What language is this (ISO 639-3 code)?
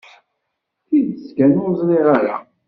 kab